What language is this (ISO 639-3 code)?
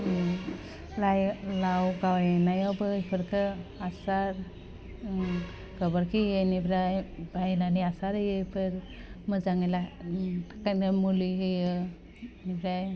brx